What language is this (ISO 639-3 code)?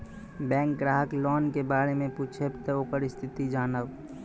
mai